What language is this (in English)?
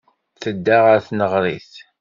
Kabyle